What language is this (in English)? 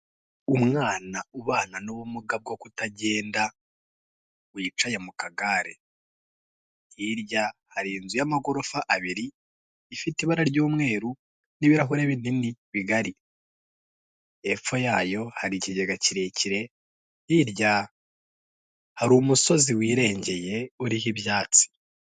Kinyarwanda